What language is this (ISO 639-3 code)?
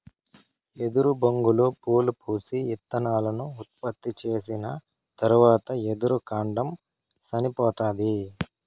tel